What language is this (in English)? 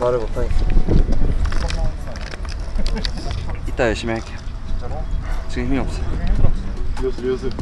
Korean